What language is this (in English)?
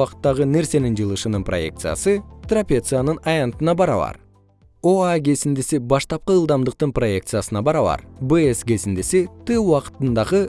Kyrgyz